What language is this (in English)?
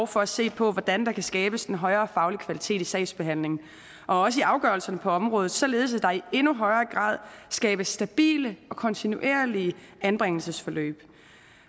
Danish